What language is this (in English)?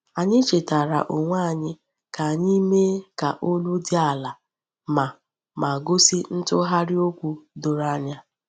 Igbo